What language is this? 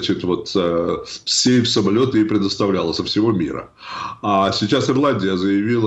Russian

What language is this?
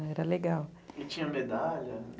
Portuguese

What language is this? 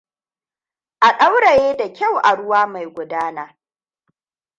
Hausa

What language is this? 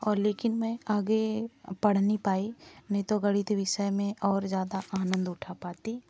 Hindi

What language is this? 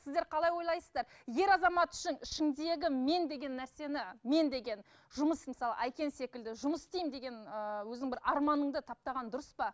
Kazakh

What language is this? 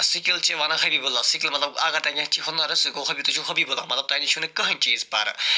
Kashmiri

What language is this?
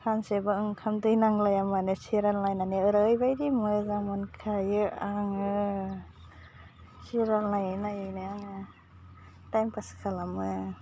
Bodo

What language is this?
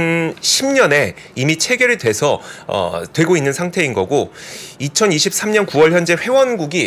Korean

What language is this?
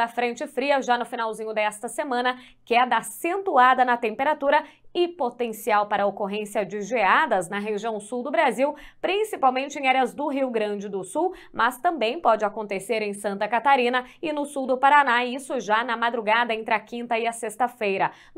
Portuguese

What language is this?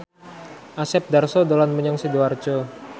Javanese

